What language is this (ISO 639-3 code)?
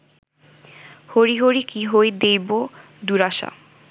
ben